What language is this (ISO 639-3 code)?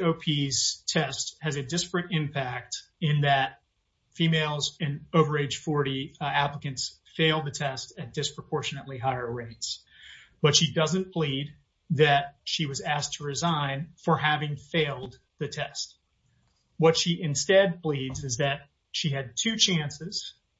eng